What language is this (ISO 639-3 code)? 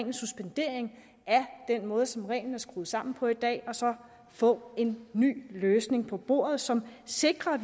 dan